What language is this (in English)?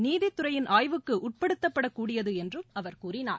Tamil